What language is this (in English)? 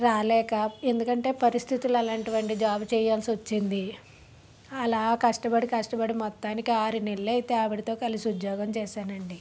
Telugu